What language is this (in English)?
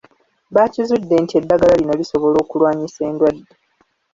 Ganda